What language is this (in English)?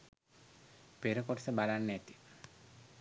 Sinhala